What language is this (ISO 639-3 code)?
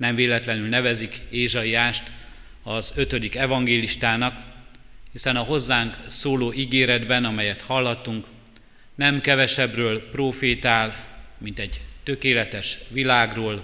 hun